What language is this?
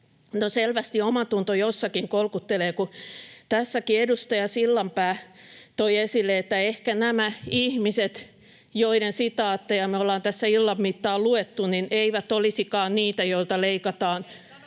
Finnish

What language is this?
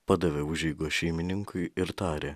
Lithuanian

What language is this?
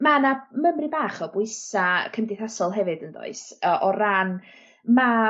Welsh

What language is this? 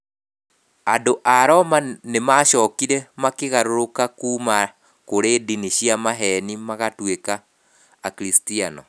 Kikuyu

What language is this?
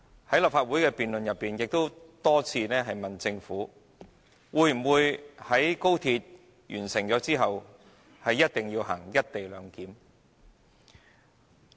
Cantonese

